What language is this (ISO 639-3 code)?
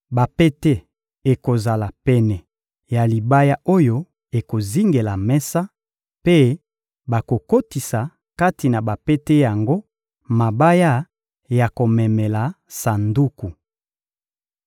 lin